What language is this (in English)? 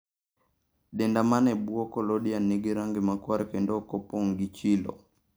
Luo (Kenya and Tanzania)